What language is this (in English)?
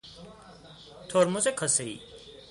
Persian